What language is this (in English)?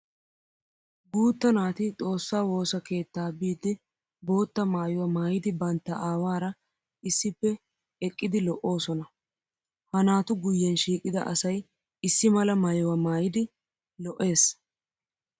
Wolaytta